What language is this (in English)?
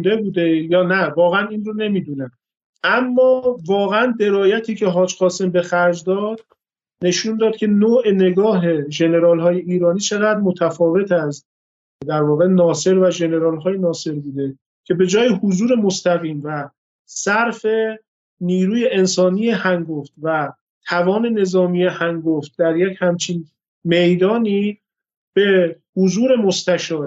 Persian